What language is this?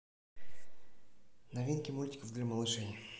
Russian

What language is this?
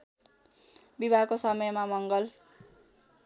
Nepali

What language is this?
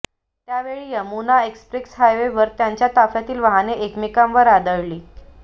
Marathi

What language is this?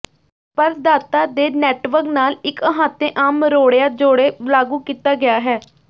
Punjabi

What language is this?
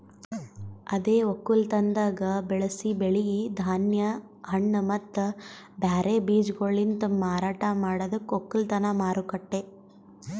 Kannada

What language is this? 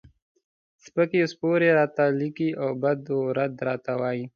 Pashto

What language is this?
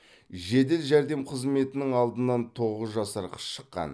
Kazakh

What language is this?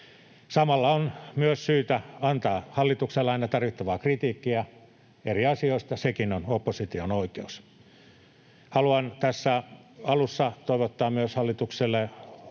Finnish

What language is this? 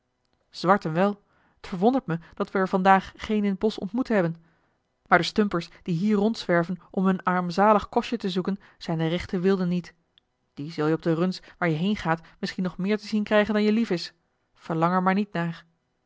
Dutch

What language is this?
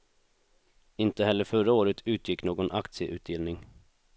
Swedish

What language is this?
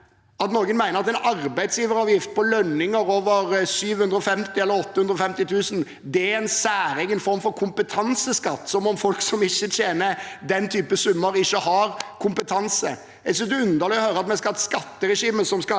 Norwegian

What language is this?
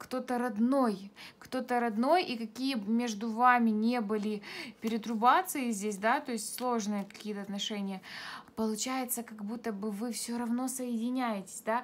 Russian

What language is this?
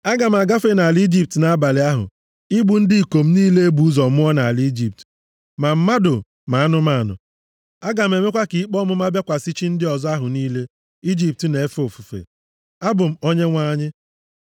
Igbo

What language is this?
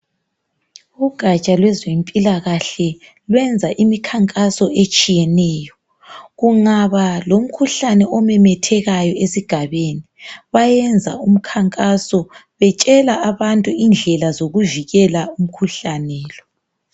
North Ndebele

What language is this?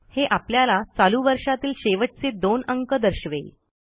Marathi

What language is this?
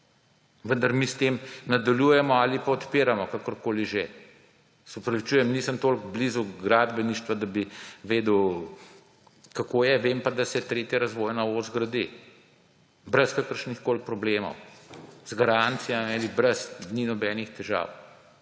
Slovenian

